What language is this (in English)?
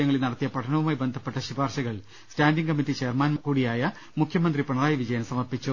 Malayalam